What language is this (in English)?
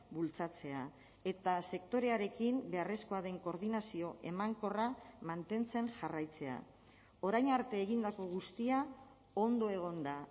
Basque